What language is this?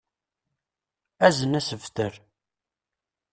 Kabyle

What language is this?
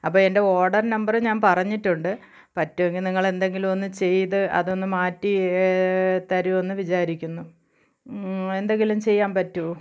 Malayalam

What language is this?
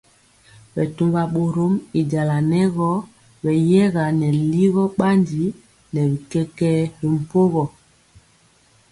Mpiemo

